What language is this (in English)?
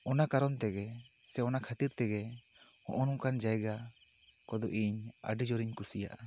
Santali